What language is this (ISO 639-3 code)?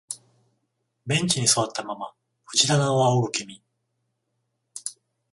jpn